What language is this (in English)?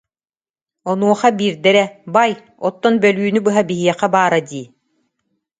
Yakut